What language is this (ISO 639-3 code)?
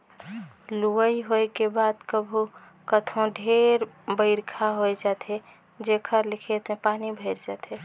hne